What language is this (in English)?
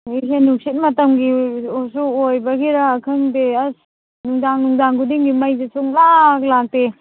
Manipuri